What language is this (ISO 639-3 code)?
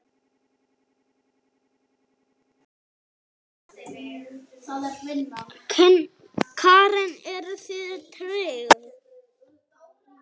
isl